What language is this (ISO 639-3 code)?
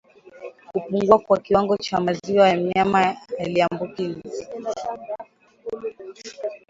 swa